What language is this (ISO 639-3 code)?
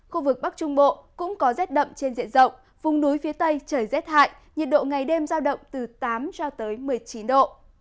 vie